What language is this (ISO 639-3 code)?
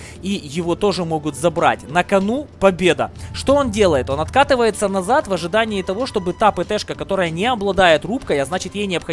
rus